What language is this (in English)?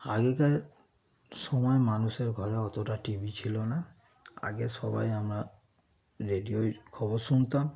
Bangla